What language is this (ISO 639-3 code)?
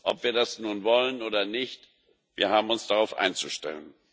deu